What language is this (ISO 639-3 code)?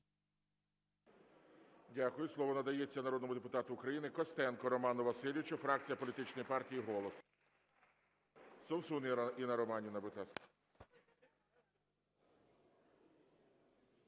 ukr